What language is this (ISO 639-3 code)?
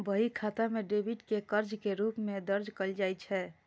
mai